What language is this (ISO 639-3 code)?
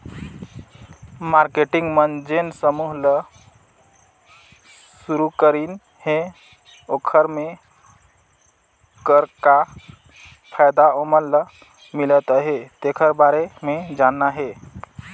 hne